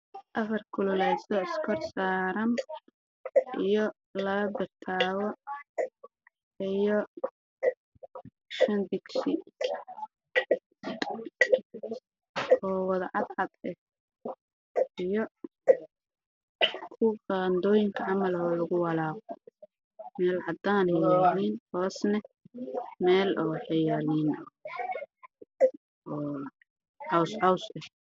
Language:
Somali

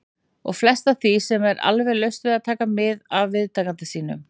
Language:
Icelandic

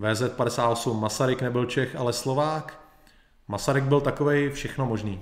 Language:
Czech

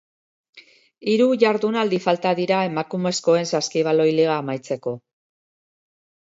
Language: Basque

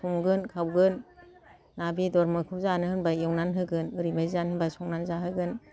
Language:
Bodo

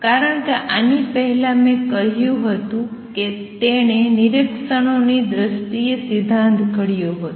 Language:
Gujarati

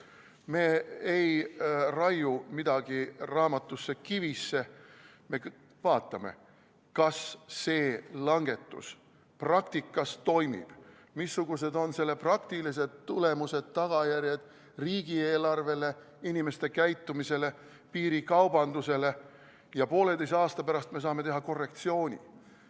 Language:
Estonian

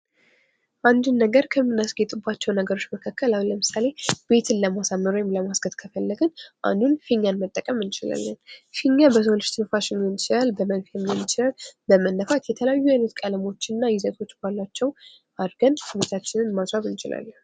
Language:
Amharic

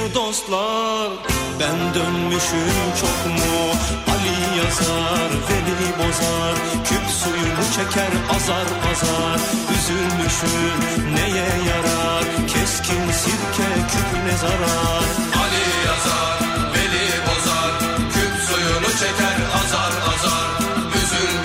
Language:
Turkish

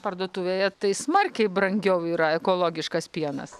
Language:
Lithuanian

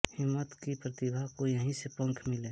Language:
Hindi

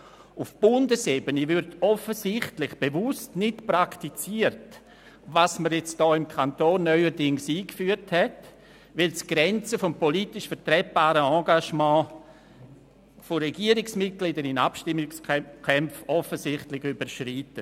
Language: Swiss German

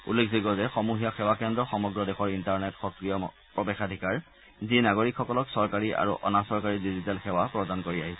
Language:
Assamese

